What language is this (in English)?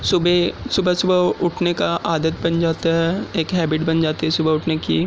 Urdu